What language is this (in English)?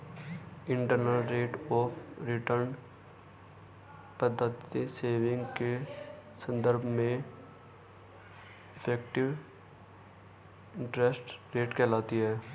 Hindi